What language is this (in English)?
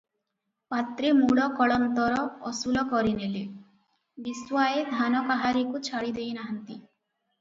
Odia